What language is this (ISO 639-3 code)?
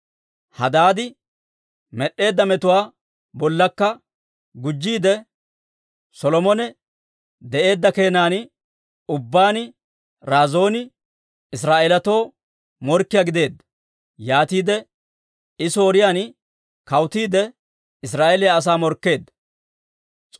dwr